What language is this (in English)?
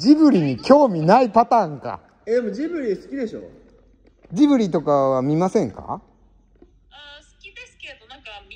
Japanese